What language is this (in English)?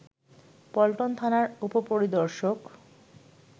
Bangla